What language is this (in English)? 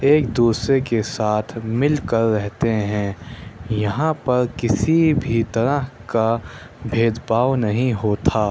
Urdu